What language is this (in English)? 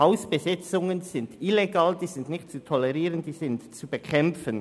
Swiss German